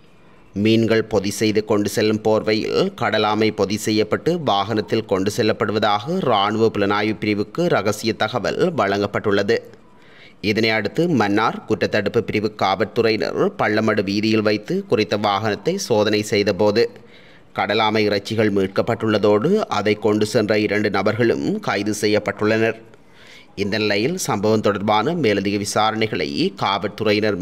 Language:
Tamil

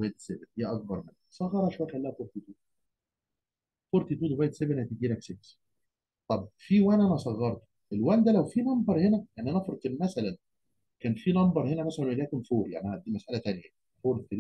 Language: Arabic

